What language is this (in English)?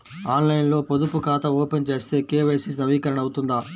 Telugu